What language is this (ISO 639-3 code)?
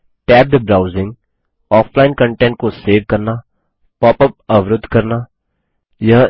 hin